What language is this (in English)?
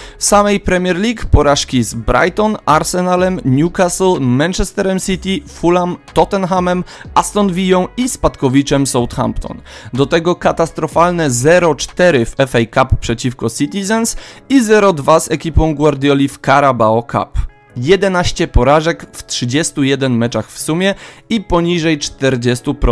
Polish